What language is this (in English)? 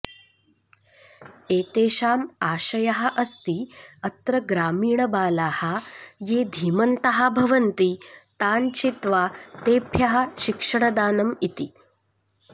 Sanskrit